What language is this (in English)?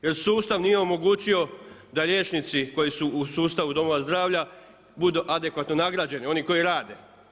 Croatian